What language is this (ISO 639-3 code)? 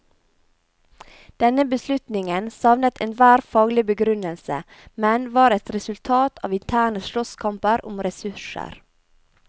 nor